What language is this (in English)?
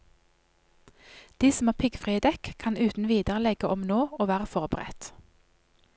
Norwegian